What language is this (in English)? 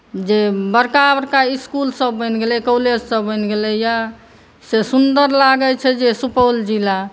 Maithili